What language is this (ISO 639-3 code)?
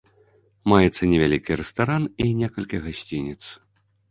bel